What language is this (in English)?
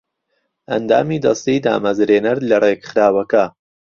Central Kurdish